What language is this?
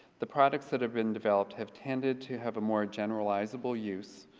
English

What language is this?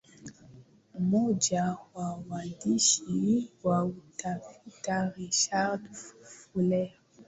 Swahili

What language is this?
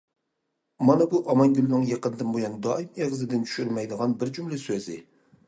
Uyghur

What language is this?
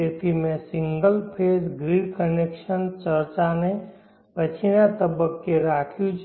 Gujarati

